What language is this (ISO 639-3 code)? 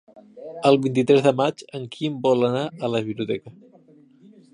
cat